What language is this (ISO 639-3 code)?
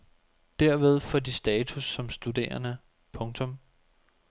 dan